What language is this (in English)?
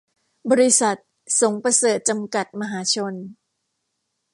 Thai